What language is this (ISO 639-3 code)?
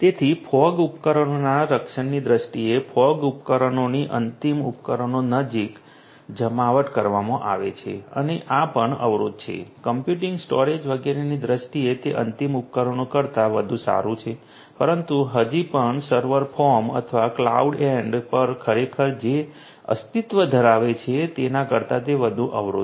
guj